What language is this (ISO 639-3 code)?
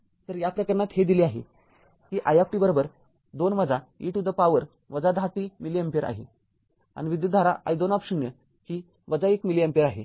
mar